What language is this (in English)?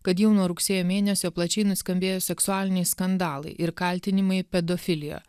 Lithuanian